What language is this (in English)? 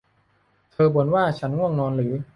Thai